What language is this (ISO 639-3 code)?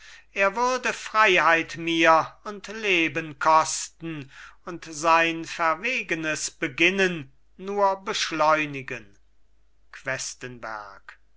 deu